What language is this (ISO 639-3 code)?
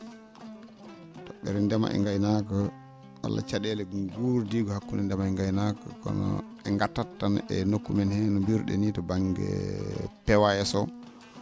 ful